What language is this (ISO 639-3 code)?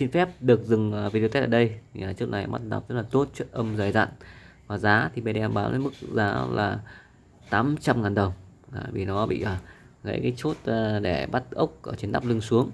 vie